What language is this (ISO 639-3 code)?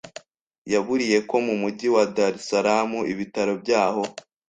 kin